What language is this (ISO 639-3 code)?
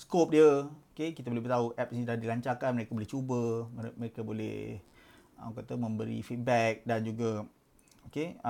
msa